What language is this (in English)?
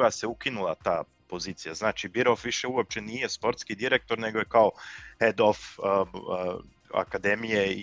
Croatian